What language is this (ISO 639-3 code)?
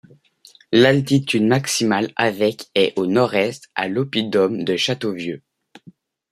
fra